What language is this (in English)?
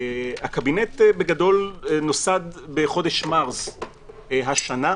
Hebrew